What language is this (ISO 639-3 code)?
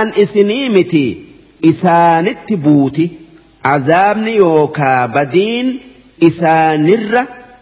ara